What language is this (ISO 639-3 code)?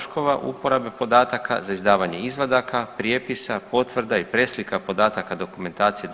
hrv